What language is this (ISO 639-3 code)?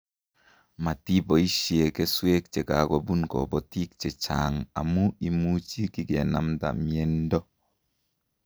kln